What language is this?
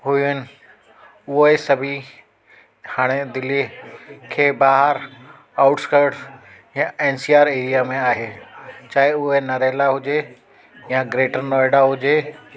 Sindhi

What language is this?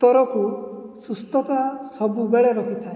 Odia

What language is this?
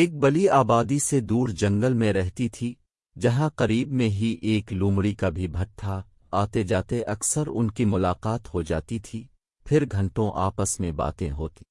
Urdu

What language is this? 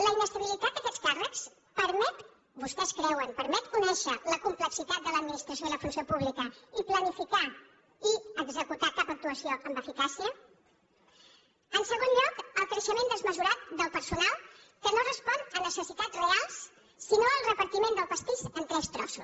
Catalan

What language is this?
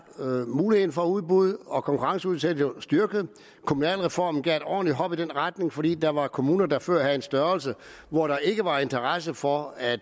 Danish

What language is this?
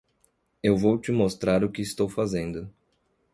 Portuguese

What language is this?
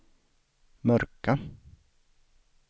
Swedish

